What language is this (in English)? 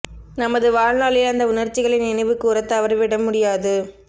Tamil